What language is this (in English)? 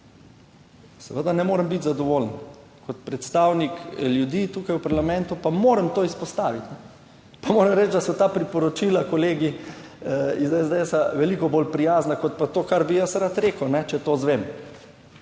Slovenian